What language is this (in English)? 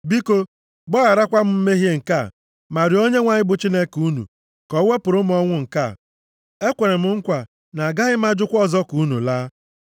Igbo